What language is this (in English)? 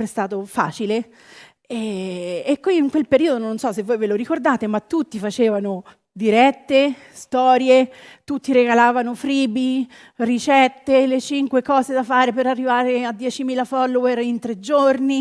Italian